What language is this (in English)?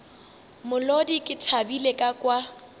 Northern Sotho